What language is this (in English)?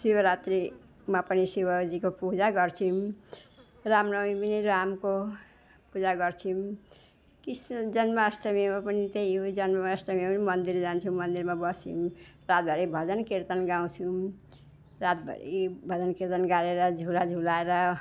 Nepali